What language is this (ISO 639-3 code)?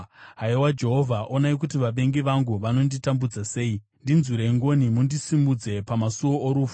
sna